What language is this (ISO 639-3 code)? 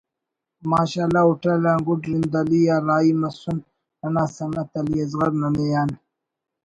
brh